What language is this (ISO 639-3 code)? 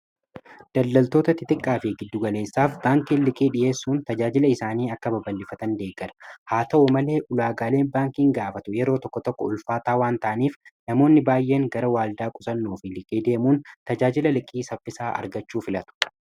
orm